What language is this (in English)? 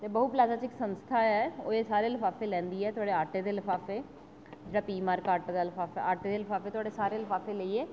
Dogri